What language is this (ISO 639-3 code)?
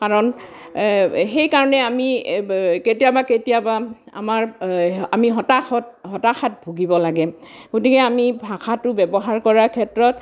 asm